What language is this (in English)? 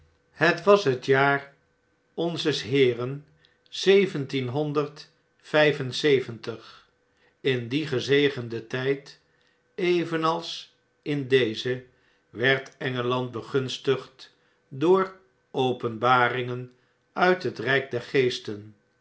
Dutch